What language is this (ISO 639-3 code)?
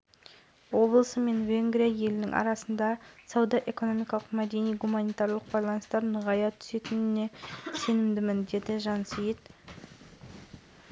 kaz